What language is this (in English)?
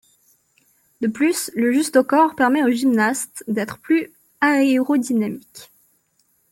French